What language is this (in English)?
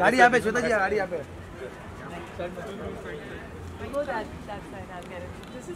Hindi